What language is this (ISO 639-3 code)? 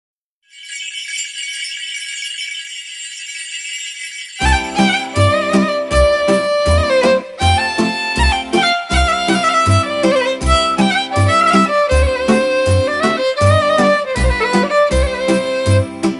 ron